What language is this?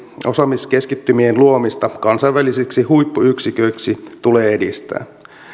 Finnish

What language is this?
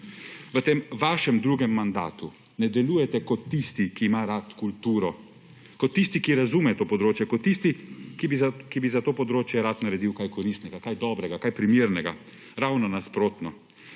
Slovenian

